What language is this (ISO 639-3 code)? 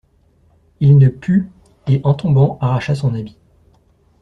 fra